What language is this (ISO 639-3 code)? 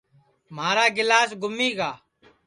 ssi